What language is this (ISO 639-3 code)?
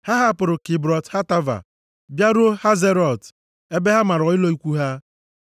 ibo